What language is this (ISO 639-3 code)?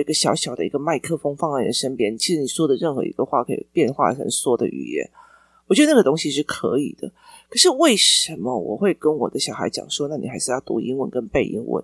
zho